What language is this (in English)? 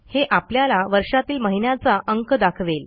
Marathi